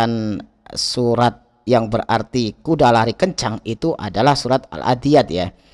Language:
Indonesian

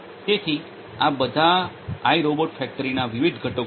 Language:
Gujarati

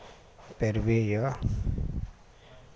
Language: Maithili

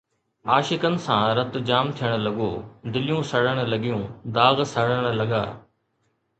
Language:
Sindhi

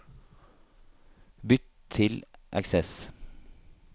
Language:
Norwegian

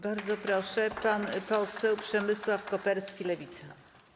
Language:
Polish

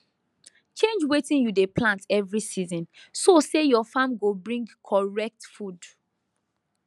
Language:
Nigerian Pidgin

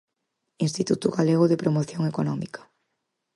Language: Galician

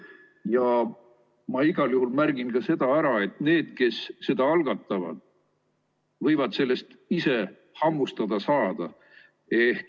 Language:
Estonian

